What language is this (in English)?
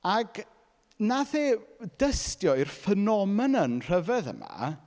Welsh